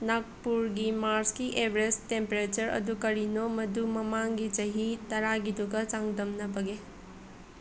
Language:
Manipuri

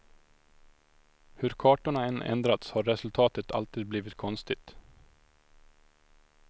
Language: Swedish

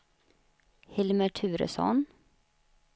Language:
Swedish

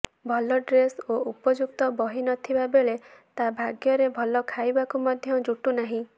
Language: Odia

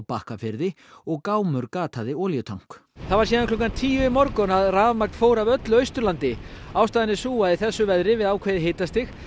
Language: Icelandic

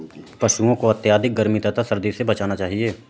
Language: Hindi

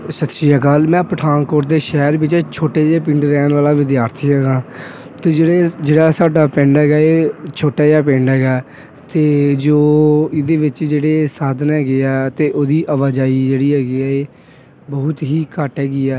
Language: Punjabi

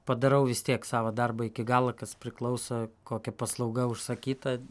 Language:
Lithuanian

